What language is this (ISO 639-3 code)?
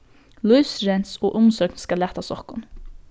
fao